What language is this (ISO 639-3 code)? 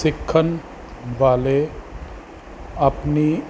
pan